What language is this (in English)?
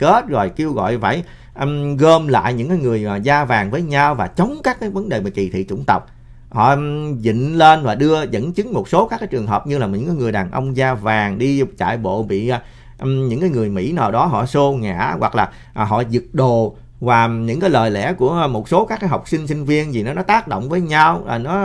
Vietnamese